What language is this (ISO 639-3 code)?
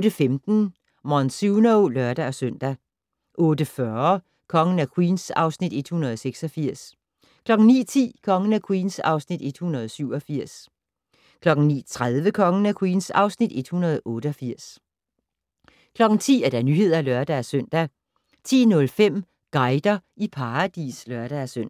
dan